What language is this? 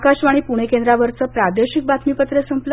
Marathi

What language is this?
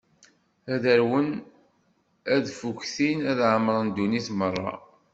Kabyle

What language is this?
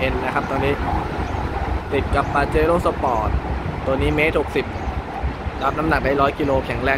Thai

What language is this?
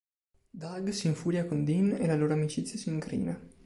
Italian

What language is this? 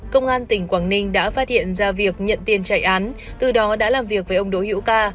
Vietnamese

